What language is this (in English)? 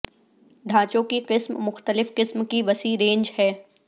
Urdu